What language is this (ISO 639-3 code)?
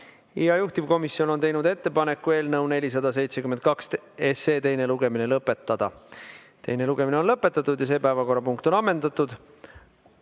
est